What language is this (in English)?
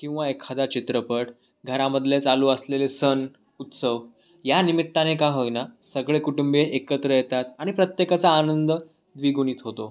Marathi